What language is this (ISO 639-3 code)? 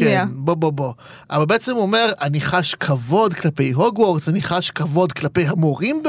heb